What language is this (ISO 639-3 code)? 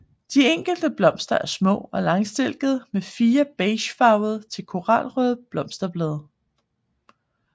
dan